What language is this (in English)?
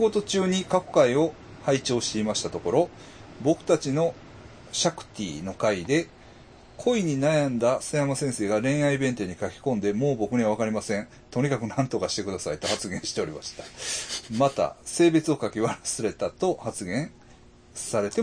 Japanese